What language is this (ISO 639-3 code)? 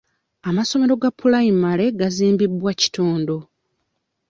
lug